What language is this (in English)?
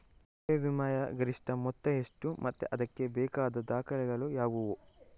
Kannada